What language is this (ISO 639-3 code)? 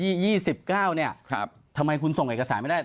tha